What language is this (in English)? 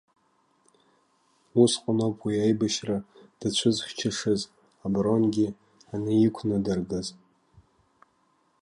Abkhazian